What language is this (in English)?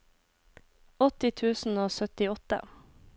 Norwegian